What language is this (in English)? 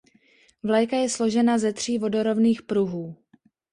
Czech